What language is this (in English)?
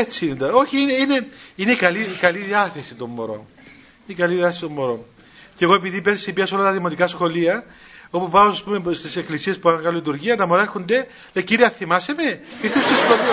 Greek